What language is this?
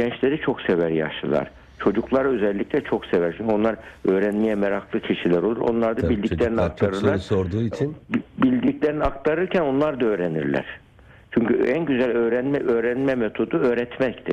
Turkish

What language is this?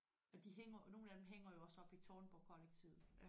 Danish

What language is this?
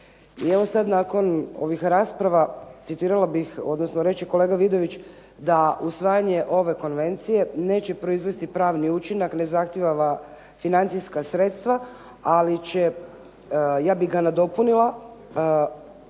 Croatian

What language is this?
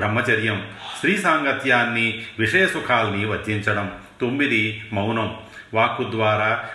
Telugu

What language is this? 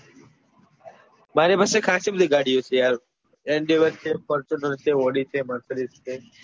Gujarati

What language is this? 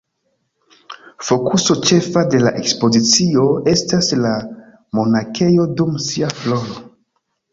Esperanto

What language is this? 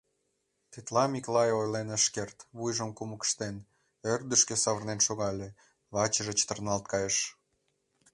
Mari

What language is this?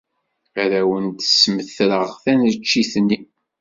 Kabyle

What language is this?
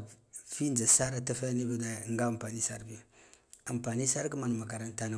Guduf-Gava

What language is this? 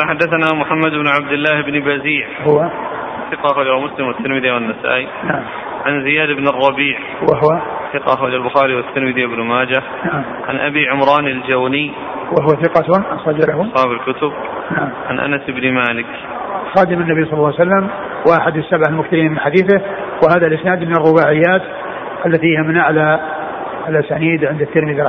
Arabic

